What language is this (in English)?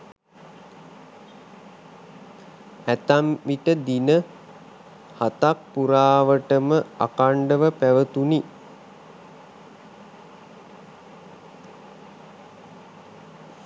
Sinhala